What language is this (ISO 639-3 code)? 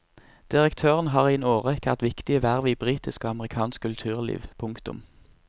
nor